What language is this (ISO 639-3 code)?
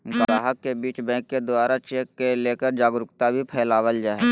mag